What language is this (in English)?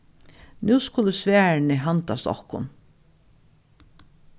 Faroese